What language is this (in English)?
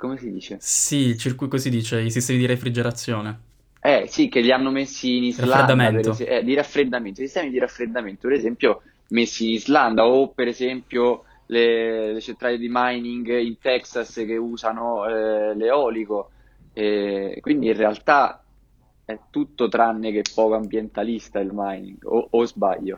Italian